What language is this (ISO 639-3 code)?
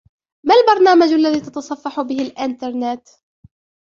ara